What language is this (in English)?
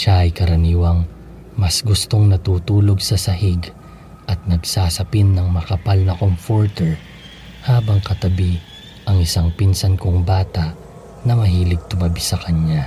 Filipino